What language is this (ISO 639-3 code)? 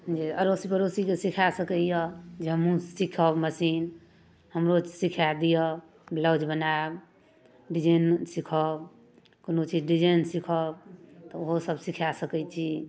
mai